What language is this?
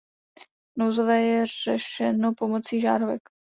Czech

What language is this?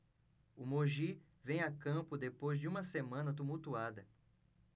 Portuguese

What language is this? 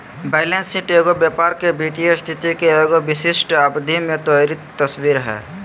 Magahi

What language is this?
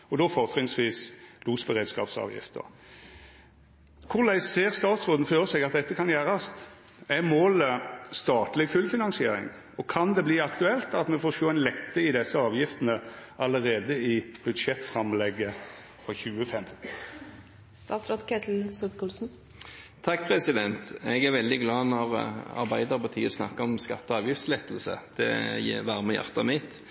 Norwegian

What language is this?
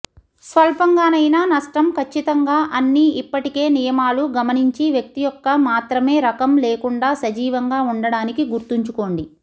Telugu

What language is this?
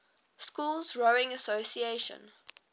English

